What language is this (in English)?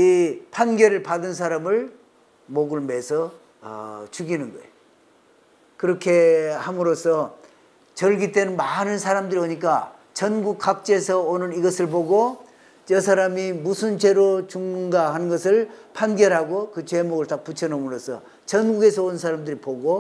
Korean